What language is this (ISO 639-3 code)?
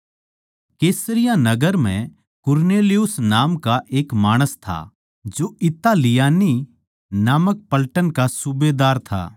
bgc